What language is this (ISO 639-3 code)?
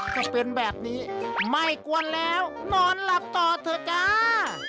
tha